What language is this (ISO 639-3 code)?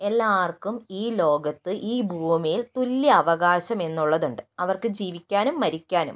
mal